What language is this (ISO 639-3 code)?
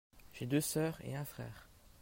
fra